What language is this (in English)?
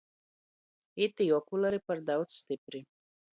Latgalian